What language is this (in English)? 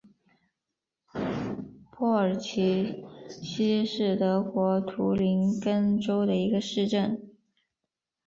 Chinese